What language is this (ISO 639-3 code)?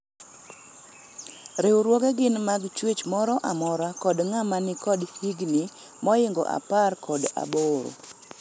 luo